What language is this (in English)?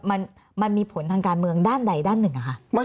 Thai